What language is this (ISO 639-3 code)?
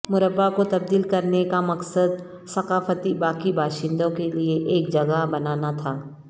urd